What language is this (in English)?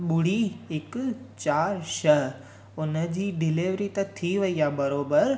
Sindhi